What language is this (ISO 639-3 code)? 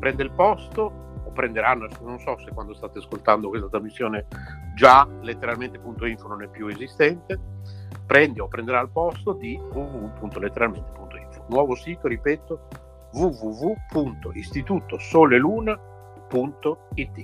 ita